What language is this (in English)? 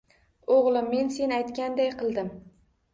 Uzbek